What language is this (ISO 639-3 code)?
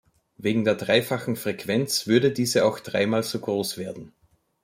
deu